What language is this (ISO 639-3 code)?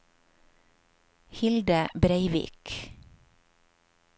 nor